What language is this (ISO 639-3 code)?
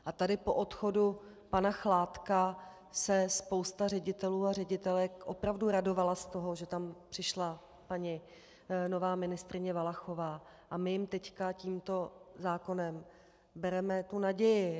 ces